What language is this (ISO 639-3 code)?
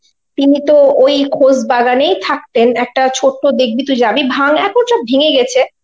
ben